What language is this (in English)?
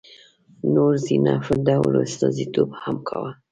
Pashto